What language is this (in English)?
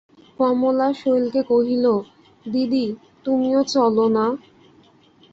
Bangla